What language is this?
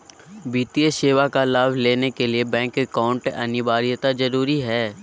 Magahi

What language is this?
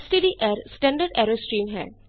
Punjabi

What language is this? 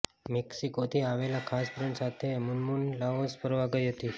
Gujarati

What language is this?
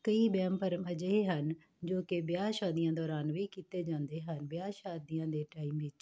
Punjabi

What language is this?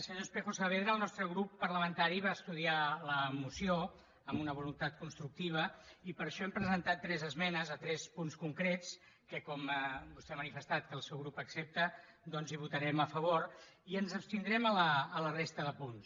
Catalan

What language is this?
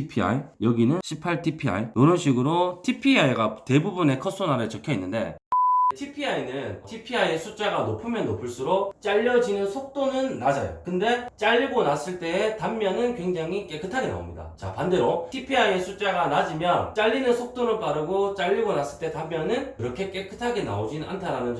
Korean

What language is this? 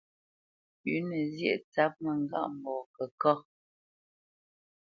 Bamenyam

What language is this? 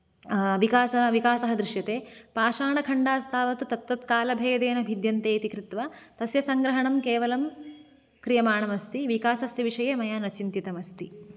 Sanskrit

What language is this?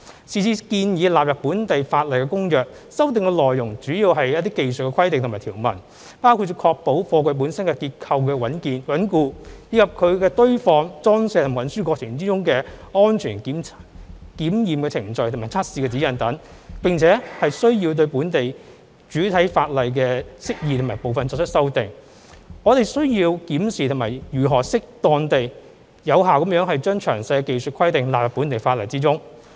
Cantonese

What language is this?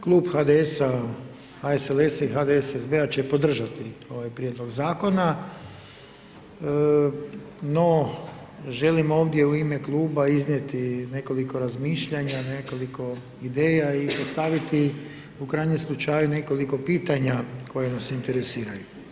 Croatian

